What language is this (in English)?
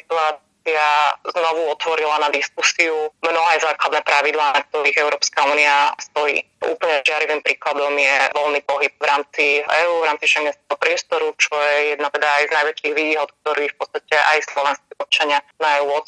Slovak